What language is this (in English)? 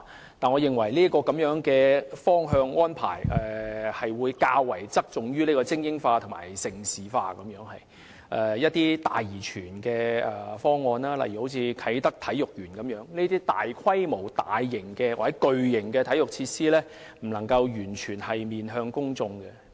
Cantonese